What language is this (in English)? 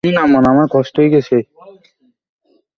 Bangla